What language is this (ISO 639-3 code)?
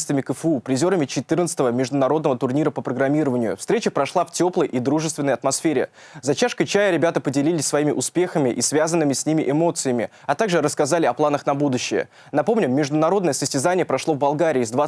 rus